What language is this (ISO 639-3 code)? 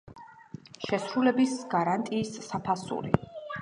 kat